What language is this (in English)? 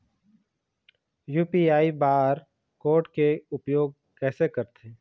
Chhattisgarhi